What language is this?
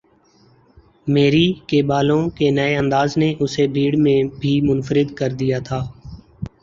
Urdu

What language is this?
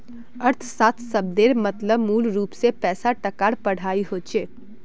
Magahi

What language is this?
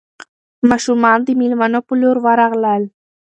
Pashto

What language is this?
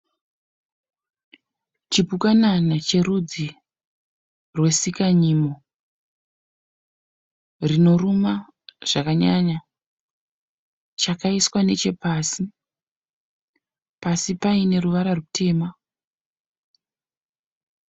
Shona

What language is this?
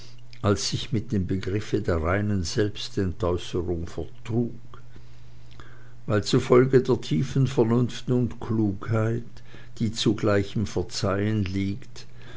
German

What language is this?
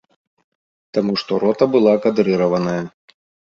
Belarusian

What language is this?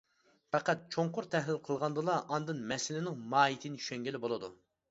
Uyghur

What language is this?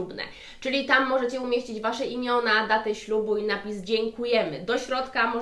Polish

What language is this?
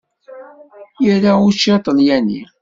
Kabyle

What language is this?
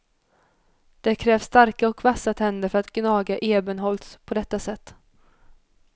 Swedish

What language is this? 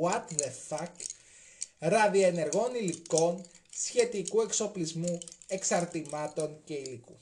Greek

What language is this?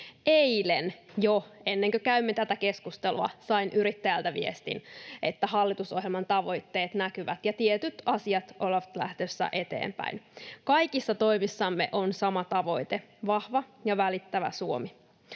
Finnish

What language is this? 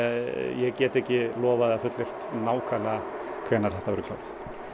Icelandic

